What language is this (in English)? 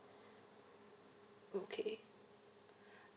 English